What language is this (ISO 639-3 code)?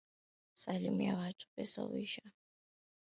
swa